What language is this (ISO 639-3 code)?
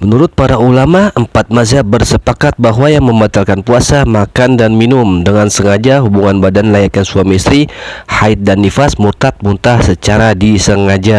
ind